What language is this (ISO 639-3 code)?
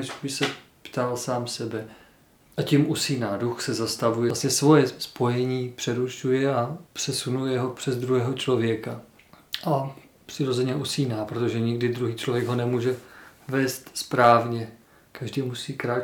ces